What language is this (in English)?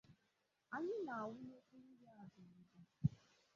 Igbo